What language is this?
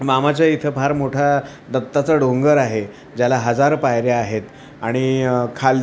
Marathi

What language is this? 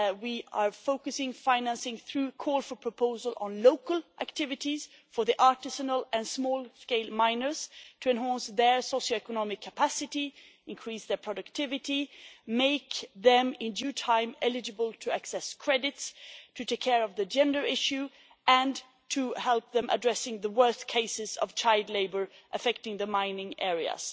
English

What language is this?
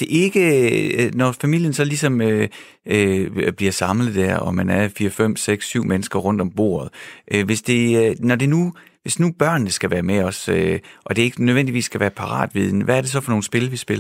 Danish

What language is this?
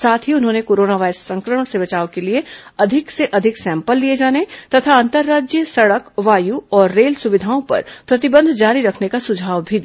Hindi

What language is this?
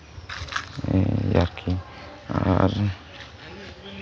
Santali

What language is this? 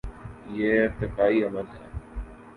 Urdu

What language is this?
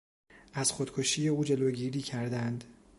Persian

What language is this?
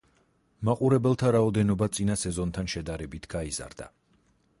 Georgian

